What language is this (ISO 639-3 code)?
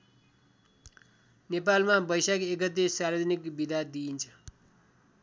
nep